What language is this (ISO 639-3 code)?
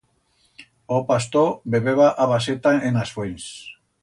arg